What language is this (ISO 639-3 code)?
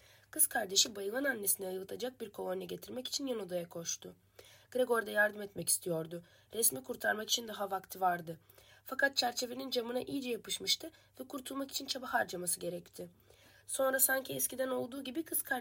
tur